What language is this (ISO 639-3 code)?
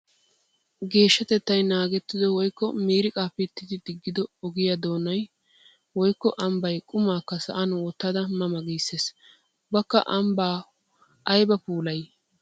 wal